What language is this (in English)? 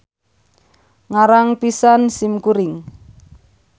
Sundanese